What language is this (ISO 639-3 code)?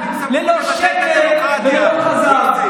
heb